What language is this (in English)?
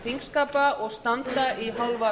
Icelandic